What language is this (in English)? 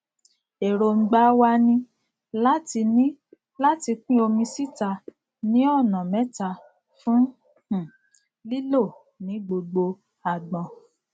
Yoruba